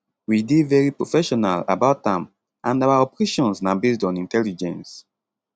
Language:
Nigerian Pidgin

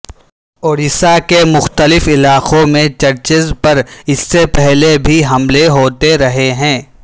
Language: Urdu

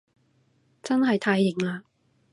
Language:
Cantonese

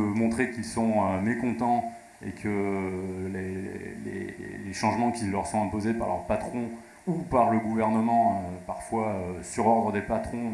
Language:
French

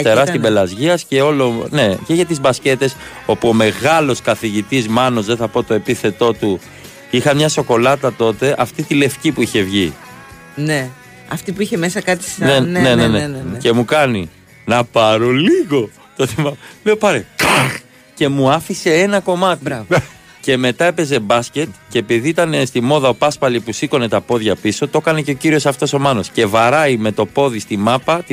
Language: Greek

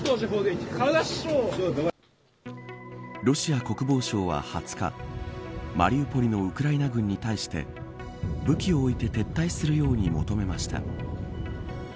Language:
Japanese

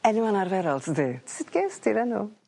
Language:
Welsh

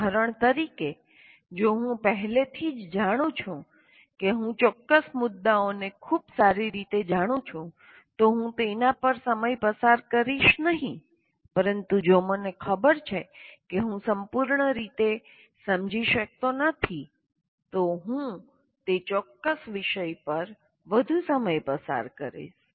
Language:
Gujarati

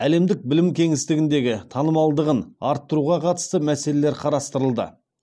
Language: Kazakh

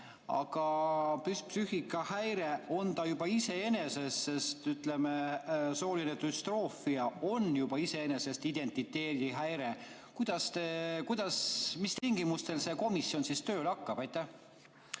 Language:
Estonian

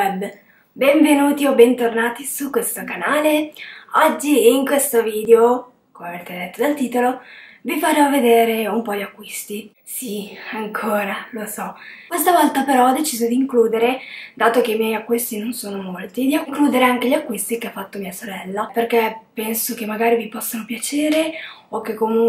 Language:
Italian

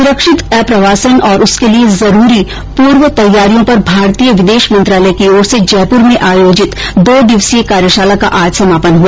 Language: Hindi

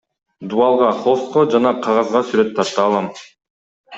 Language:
Kyrgyz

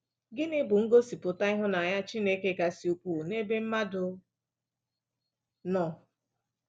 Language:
Igbo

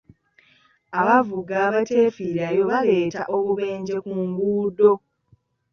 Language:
Ganda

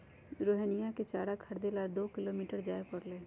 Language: Magahi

